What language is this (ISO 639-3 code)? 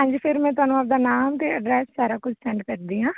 pan